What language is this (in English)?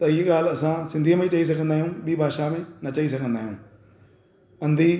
Sindhi